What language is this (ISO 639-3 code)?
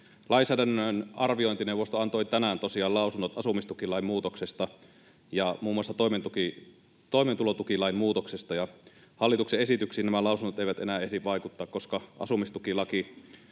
fin